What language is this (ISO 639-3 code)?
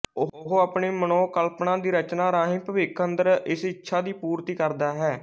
pan